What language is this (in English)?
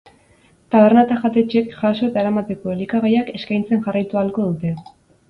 Basque